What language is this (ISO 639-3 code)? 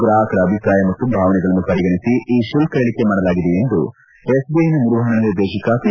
kan